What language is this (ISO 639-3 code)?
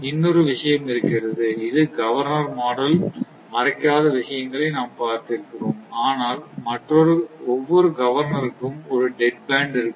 tam